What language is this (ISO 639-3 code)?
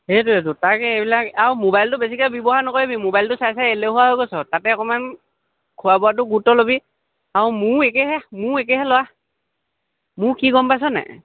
asm